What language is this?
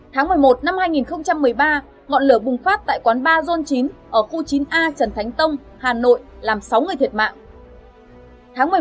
Vietnamese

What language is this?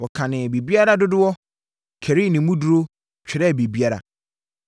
Akan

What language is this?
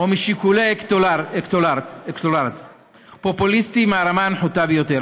Hebrew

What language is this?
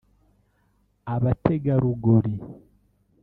Kinyarwanda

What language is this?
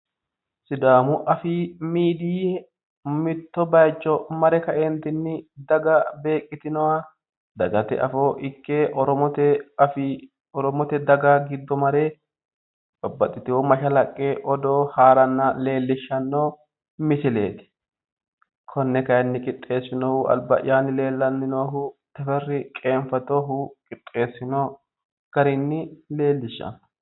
Sidamo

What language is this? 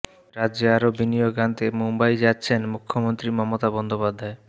Bangla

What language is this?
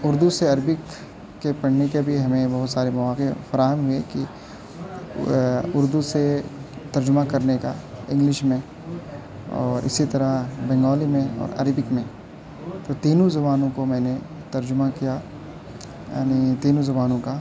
Urdu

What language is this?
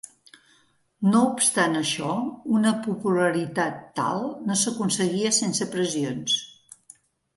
Catalan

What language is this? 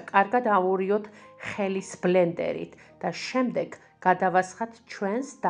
Latvian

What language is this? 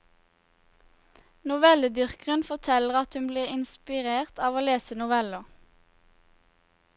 Norwegian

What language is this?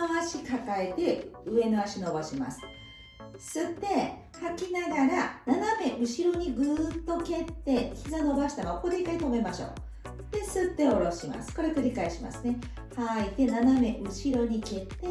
Japanese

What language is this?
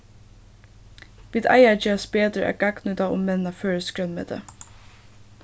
Faroese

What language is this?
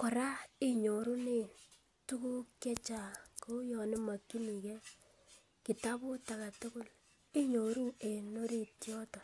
Kalenjin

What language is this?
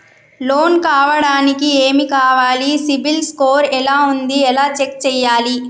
Telugu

